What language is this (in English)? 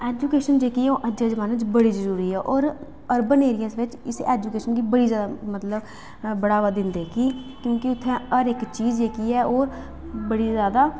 Dogri